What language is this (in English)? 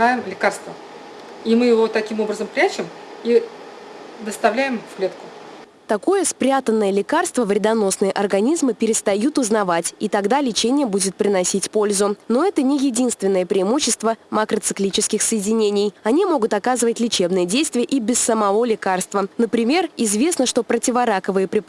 Russian